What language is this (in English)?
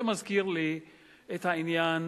Hebrew